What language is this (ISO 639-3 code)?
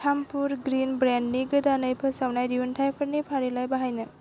brx